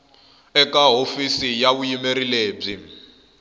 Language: Tsonga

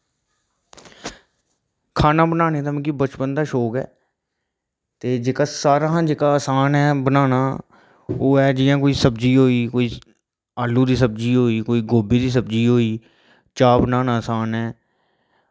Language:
Dogri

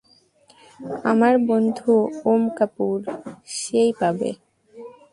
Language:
Bangla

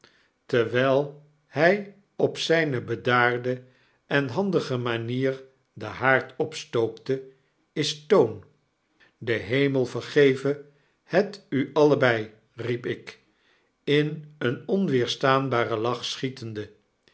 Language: Dutch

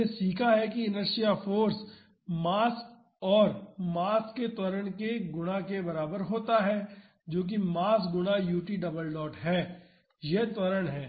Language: Hindi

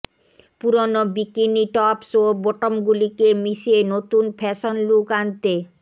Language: Bangla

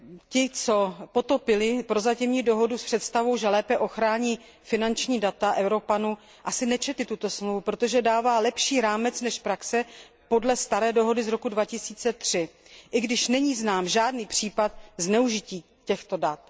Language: Czech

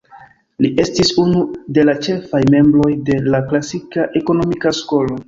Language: Esperanto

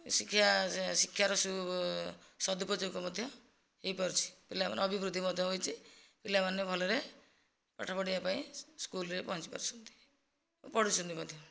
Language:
Odia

